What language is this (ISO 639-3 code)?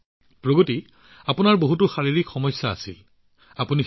asm